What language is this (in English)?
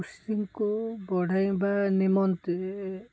Odia